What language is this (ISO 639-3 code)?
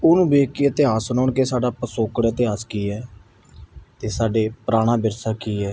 pan